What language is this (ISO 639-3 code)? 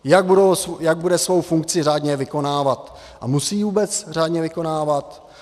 ces